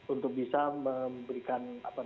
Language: Indonesian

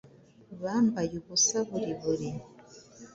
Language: Kinyarwanda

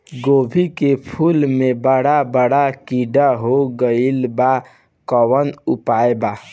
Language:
Bhojpuri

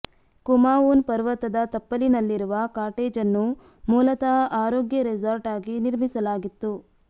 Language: Kannada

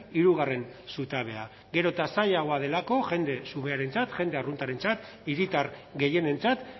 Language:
Basque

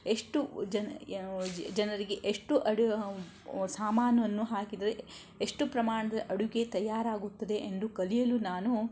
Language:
Kannada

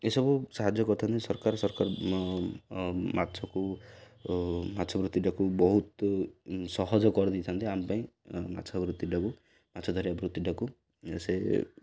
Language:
Odia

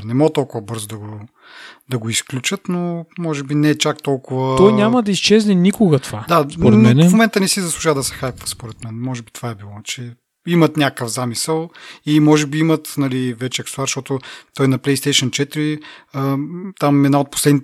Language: Bulgarian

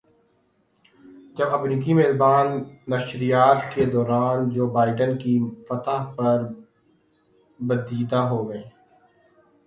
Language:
Urdu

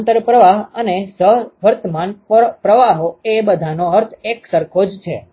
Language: Gujarati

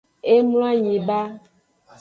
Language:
Aja (Benin)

